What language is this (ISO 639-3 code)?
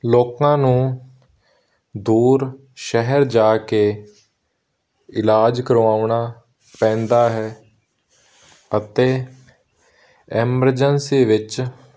pan